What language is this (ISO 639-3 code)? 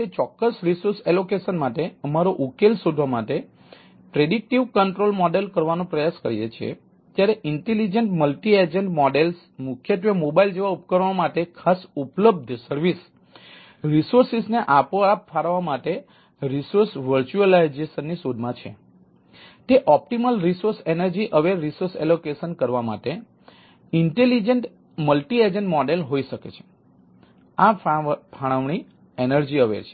guj